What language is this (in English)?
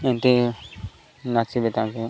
Odia